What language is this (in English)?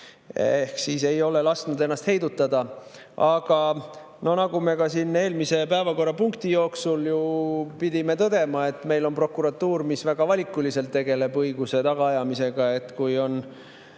Estonian